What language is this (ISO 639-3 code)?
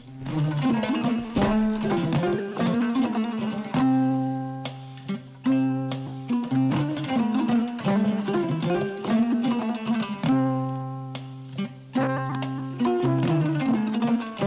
ful